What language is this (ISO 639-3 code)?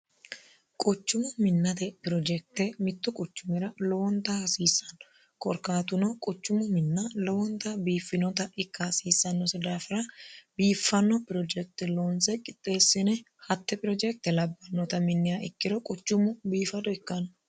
sid